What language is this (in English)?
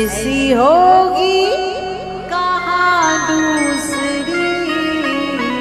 Hindi